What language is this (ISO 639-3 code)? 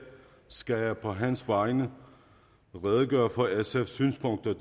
dan